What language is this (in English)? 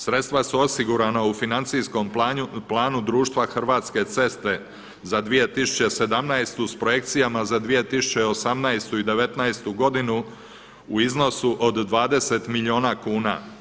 Croatian